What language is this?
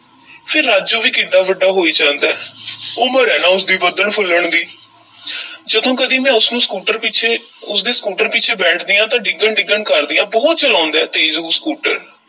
Punjabi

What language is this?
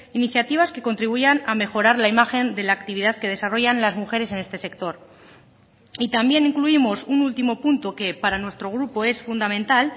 Spanish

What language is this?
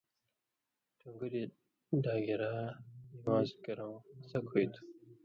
Indus Kohistani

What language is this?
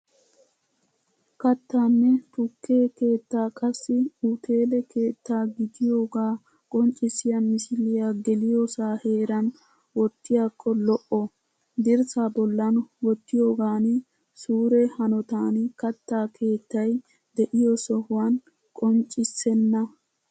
Wolaytta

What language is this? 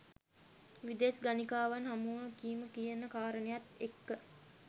Sinhala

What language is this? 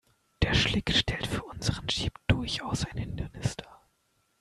German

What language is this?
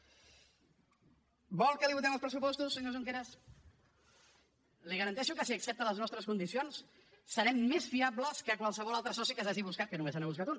Catalan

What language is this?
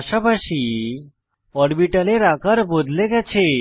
Bangla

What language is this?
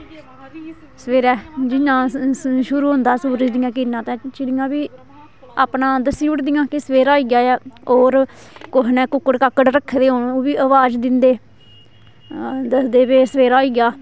Dogri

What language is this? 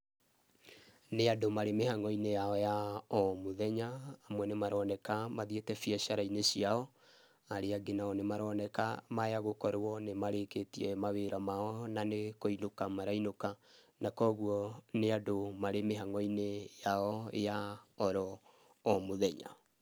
Kikuyu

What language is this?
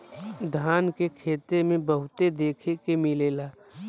Bhojpuri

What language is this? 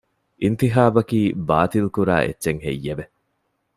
Divehi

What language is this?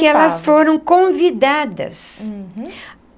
Portuguese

